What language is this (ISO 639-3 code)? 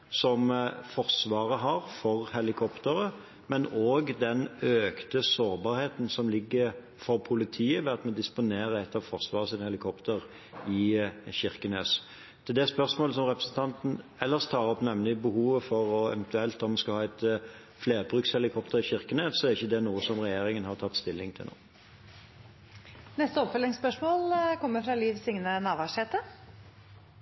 nor